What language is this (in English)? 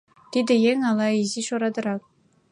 Mari